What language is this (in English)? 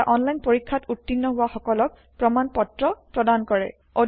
Assamese